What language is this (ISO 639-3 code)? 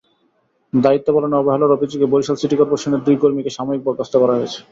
ben